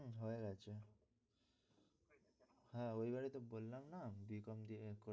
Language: Bangla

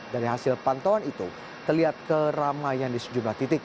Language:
Indonesian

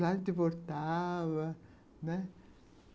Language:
Portuguese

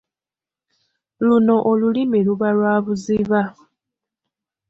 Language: Ganda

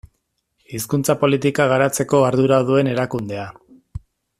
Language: Basque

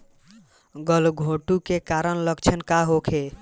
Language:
Bhojpuri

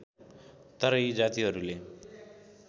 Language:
Nepali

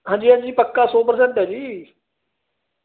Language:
Punjabi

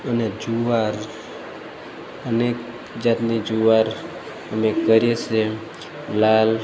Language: Gujarati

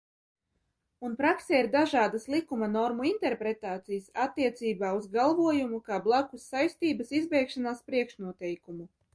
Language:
Latvian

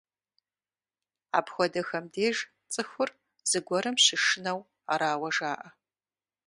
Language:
Kabardian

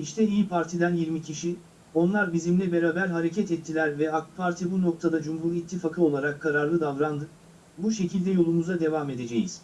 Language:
Turkish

